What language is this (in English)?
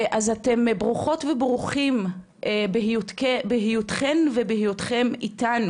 Hebrew